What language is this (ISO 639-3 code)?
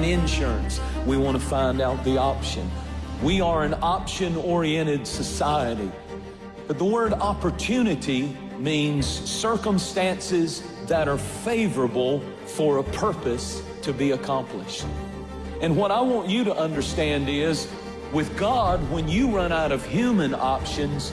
eng